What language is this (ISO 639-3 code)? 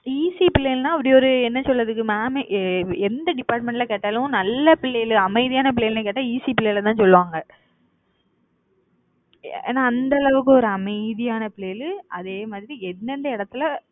tam